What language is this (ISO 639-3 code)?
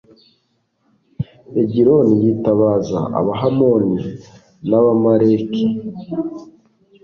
kin